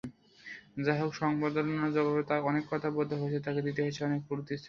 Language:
Bangla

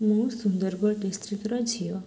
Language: Odia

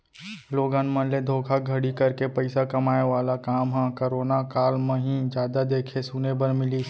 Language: Chhattisgarhi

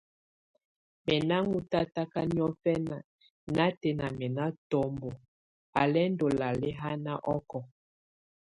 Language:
Tunen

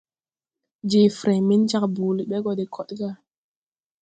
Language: Tupuri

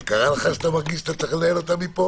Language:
Hebrew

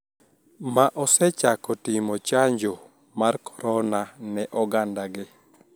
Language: Luo (Kenya and Tanzania)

